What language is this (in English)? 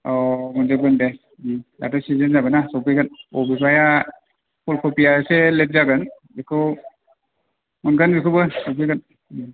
Bodo